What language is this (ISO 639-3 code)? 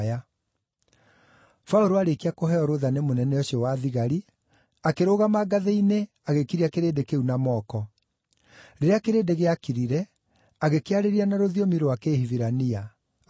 kik